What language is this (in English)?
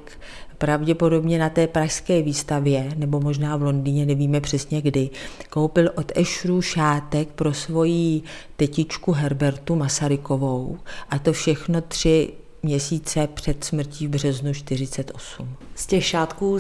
Czech